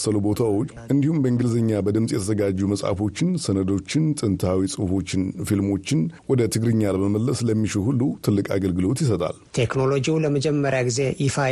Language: Amharic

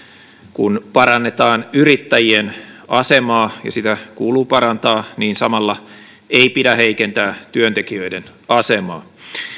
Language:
Finnish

